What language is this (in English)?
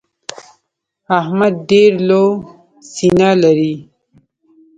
Pashto